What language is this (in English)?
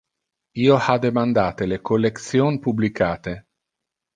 Interlingua